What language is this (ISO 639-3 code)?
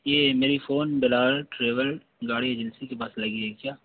urd